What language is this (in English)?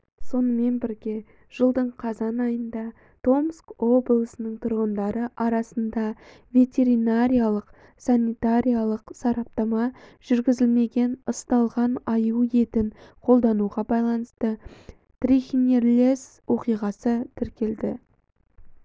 Kazakh